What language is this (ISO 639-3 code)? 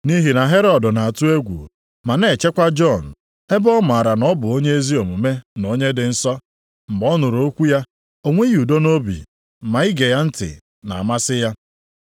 ibo